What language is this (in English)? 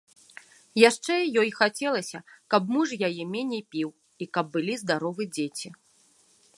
Belarusian